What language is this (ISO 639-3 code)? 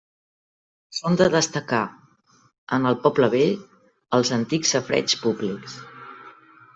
cat